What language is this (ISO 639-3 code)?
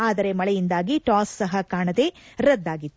kan